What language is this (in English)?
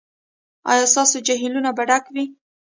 Pashto